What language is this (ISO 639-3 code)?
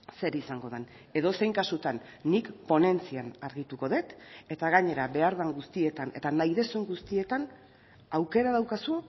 eus